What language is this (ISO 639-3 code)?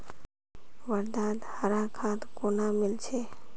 mag